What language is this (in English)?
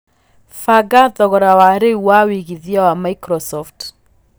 Kikuyu